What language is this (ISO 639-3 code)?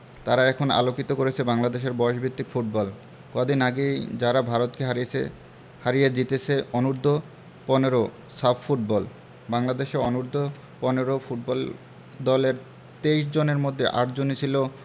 ben